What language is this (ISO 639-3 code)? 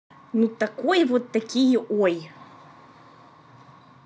rus